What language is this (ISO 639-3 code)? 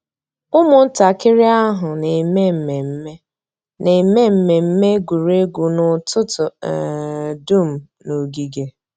ibo